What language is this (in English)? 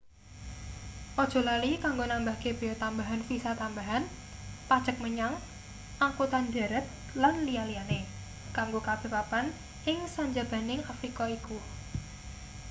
Javanese